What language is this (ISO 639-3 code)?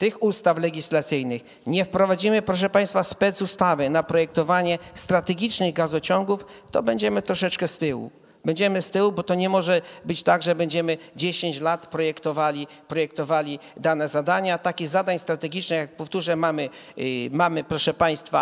pol